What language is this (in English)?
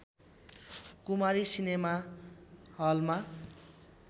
Nepali